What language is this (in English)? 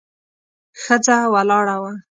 Pashto